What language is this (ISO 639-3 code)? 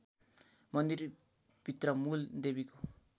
nep